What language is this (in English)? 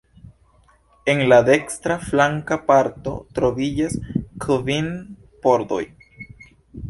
Esperanto